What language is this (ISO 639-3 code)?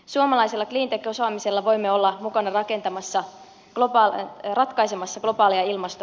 fin